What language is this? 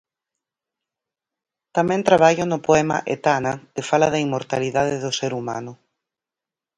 Galician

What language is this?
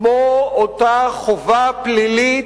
Hebrew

